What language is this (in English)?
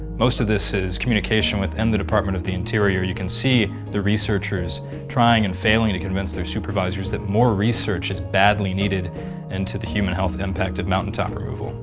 English